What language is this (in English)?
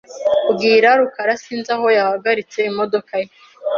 Kinyarwanda